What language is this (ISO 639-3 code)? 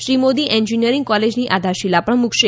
guj